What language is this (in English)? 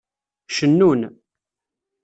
Kabyle